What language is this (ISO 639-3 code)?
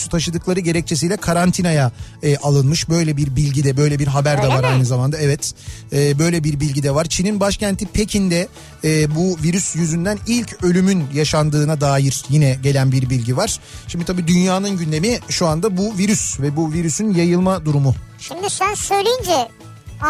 tur